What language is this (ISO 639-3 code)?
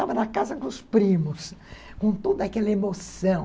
por